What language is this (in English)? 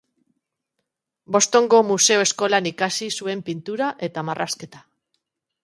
Basque